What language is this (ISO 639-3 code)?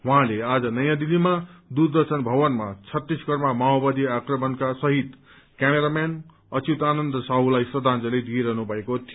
nep